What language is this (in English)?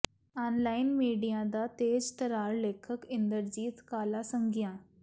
Punjabi